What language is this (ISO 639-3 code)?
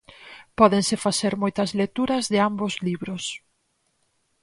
glg